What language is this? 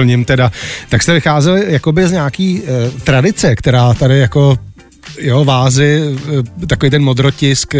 Czech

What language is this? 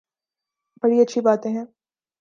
Urdu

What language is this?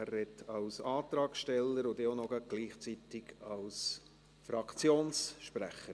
Swiss German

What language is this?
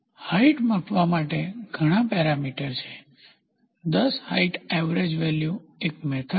Gujarati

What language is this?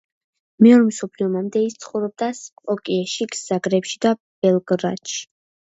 Georgian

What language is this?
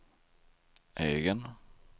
Swedish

